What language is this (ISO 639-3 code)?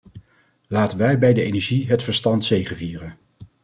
nld